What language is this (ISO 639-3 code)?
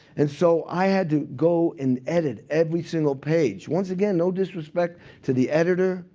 eng